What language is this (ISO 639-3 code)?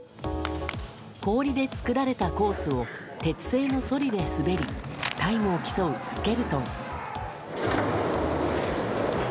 jpn